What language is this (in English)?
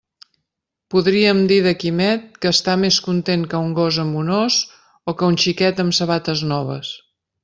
Catalan